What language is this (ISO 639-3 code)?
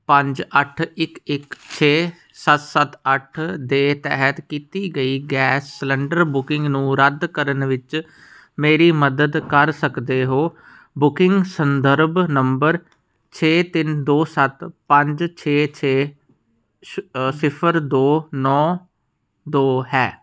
pan